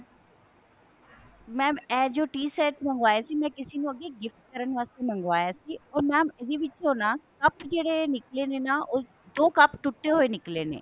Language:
Punjabi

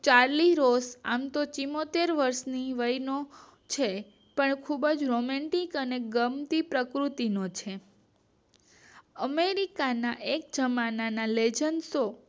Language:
Gujarati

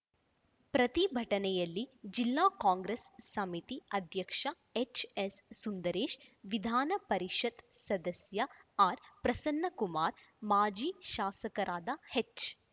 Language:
Kannada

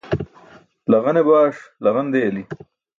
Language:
Burushaski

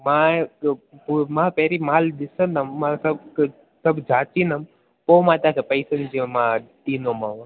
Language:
Sindhi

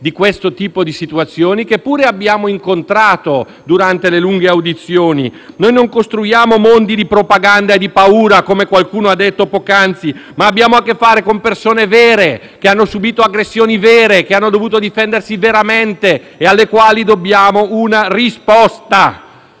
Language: Italian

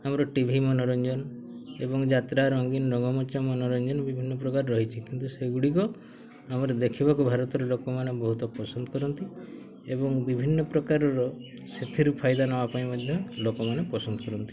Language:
Odia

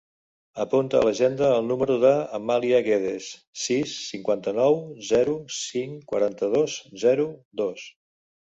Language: Catalan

